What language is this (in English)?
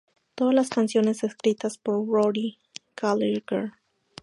Spanish